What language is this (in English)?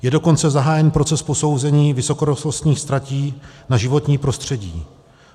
Czech